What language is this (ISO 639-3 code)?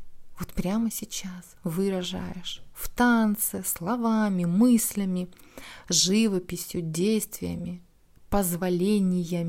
rus